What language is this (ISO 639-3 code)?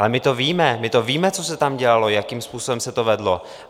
ces